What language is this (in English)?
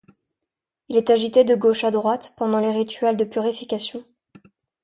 French